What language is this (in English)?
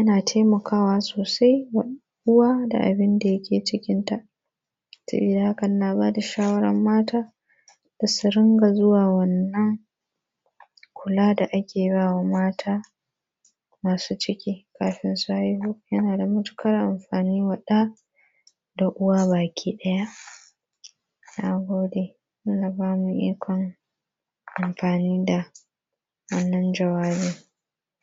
Hausa